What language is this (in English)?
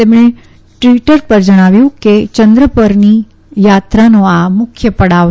Gujarati